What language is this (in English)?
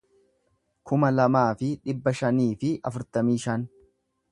Oromo